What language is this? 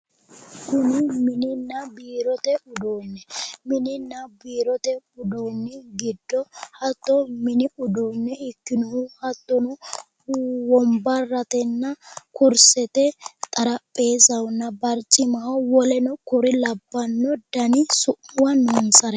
Sidamo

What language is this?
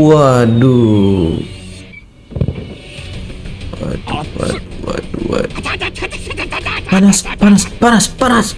Indonesian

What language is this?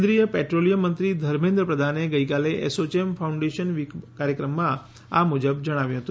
Gujarati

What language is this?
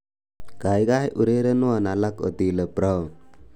Kalenjin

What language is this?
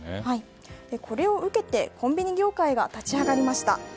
Japanese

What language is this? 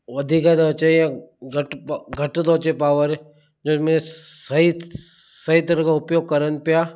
Sindhi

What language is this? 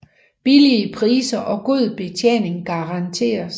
Danish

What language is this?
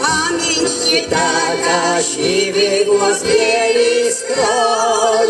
Czech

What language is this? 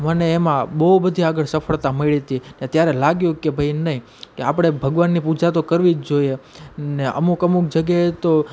Gujarati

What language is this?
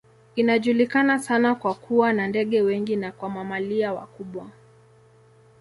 Swahili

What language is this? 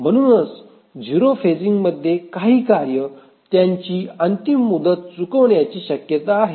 Marathi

